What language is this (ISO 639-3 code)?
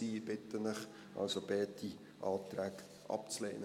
gsw